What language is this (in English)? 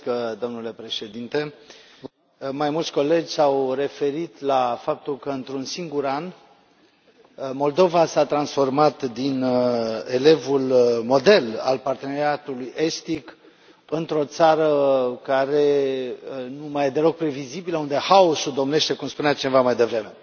Romanian